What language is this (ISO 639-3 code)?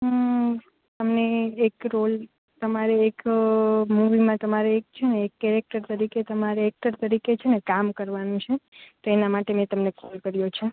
guj